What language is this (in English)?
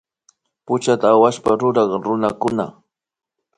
Imbabura Highland Quichua